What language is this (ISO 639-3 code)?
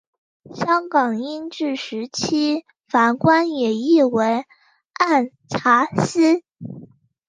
zho